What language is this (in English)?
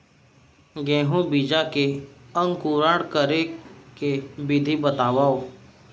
Chhattisgarhi